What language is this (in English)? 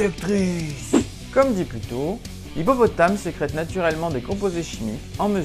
French